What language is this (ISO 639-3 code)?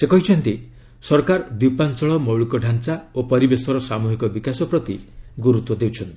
ori